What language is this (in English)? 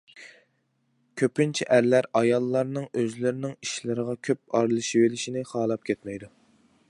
Uyghur